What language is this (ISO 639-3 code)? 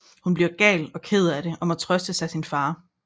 dan